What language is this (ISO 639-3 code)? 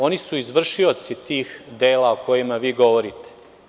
srp